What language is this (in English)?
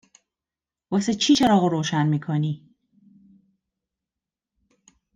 Persian